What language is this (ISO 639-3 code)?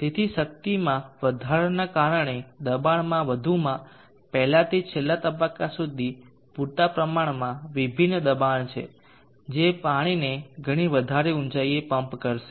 guj